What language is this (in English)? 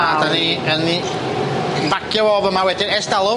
Welsh